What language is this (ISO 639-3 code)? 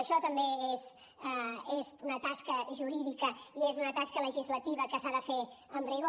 cat